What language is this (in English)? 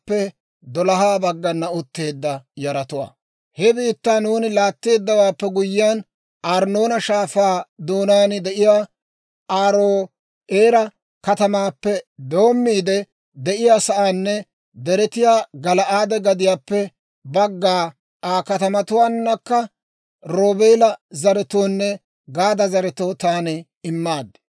Dawro